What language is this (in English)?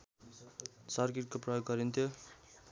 Nepali